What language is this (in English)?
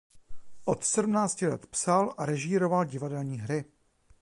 Czech